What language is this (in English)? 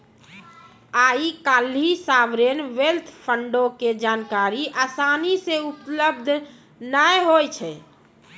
Maithili